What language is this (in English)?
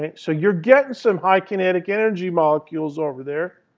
English